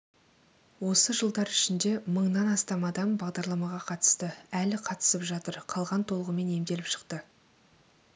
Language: Kazakh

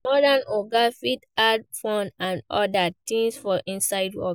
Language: Nigerian Pidgin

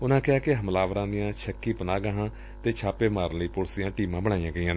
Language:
Punjabi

